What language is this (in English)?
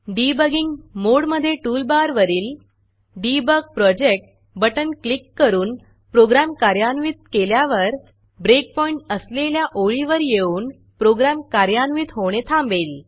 Marathi